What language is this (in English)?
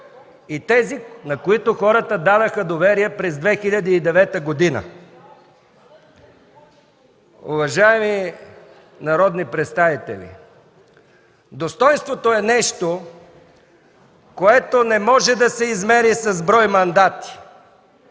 Bulgarian